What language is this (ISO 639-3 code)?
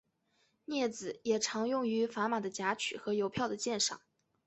zho